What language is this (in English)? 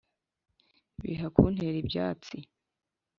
Kinyarwanda